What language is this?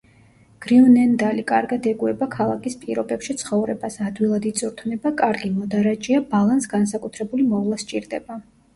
Georgian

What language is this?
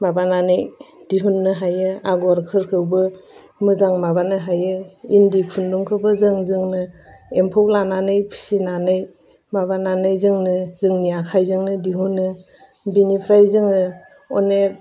Bodo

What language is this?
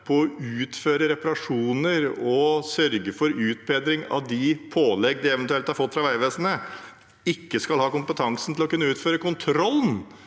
Norwegian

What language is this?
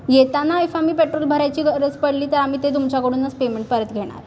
Marathi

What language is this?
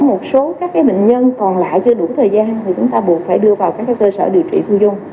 Vietnamese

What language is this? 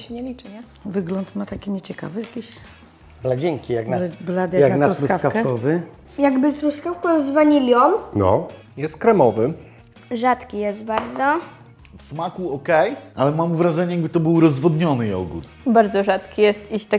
Polish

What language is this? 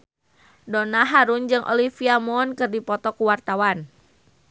Sundanese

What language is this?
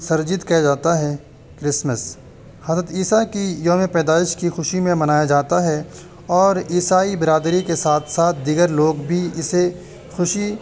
Urdu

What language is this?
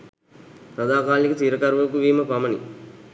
Sinhala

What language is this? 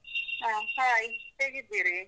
Kannada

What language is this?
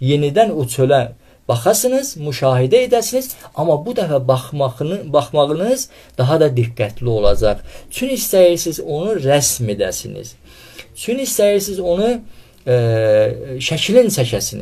Turkish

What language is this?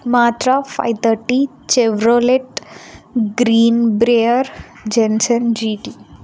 Telugu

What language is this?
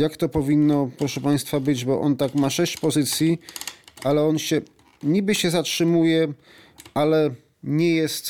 Polish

